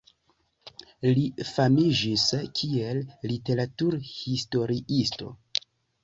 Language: Esperanto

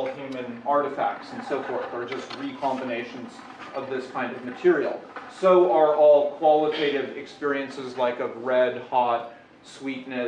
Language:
English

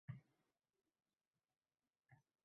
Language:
Uzbek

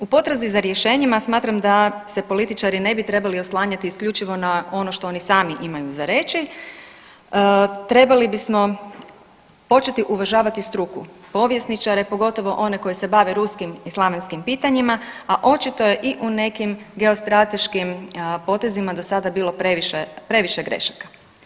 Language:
Croatian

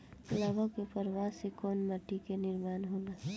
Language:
Bhojpuri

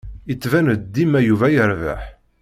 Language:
Kabyle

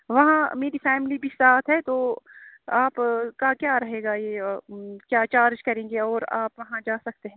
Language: Urdu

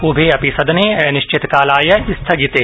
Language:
Sanskrit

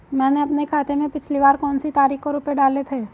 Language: Hindi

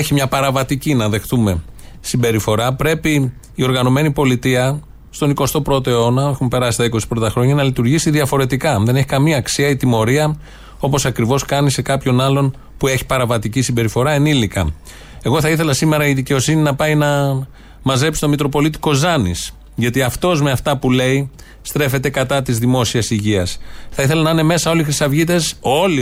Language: Greek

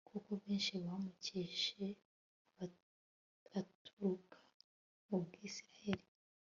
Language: Kinyarwanda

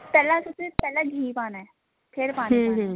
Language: Punjabi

